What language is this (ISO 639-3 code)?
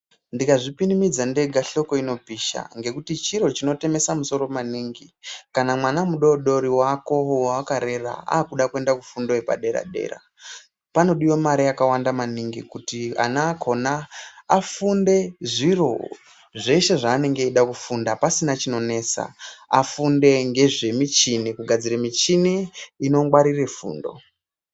ndc